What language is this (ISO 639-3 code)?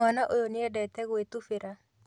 kik